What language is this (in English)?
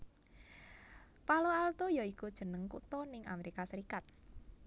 Javanese